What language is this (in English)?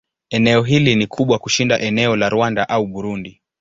Swahili